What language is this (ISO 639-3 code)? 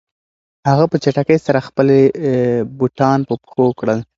pus